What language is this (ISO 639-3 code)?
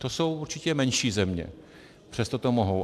ces